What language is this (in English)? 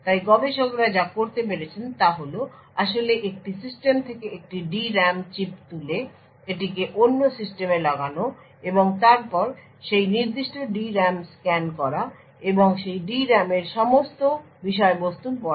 Bangla